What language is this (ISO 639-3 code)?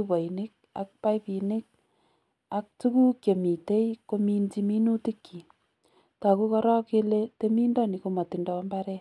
kln